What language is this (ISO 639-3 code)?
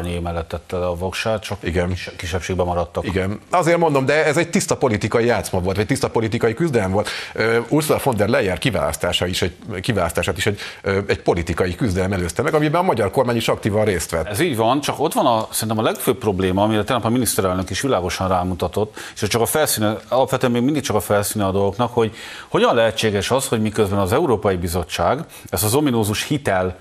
hun